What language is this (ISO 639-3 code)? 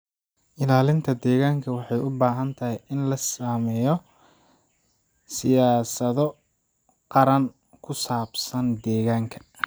som